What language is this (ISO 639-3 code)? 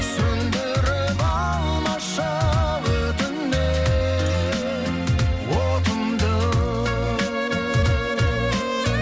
kaz